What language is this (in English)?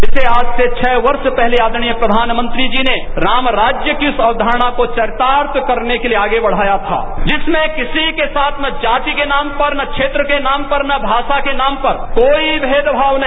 Hindi